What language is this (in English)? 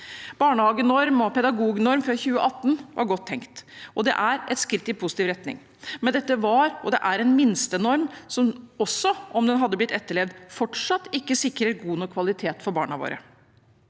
Norwegian